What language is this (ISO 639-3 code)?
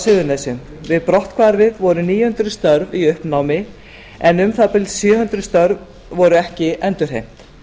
isl